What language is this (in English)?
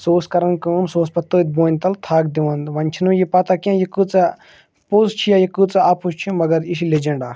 Kashmiri